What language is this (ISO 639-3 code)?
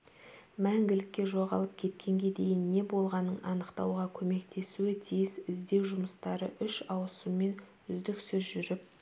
kaz